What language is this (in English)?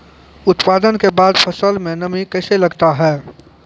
Maithili